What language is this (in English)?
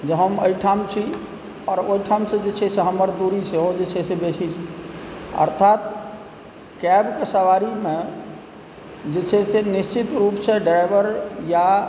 Maithili